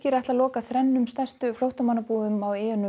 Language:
Icelandic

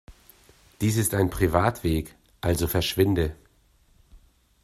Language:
German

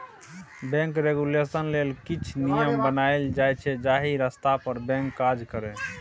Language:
Maithili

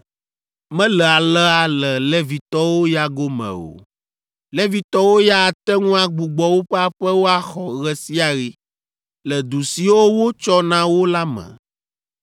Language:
Ewe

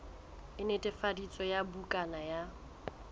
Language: Southern Sotho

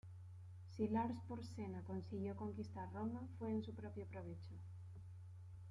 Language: Spanish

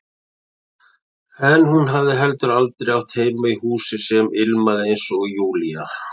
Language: Icelandic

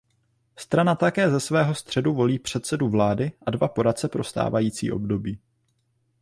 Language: Czech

